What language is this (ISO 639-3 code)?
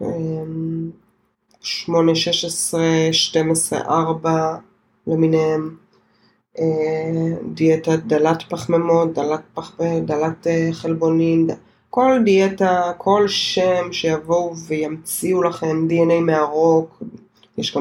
heb